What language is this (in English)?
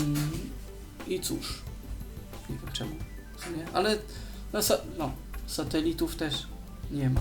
Polish